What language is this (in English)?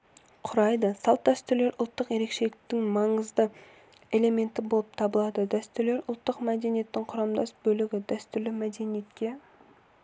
Kazakh